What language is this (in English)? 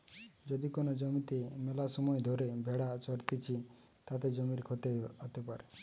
Bangla